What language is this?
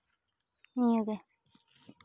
Santali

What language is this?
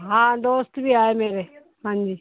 Punjabi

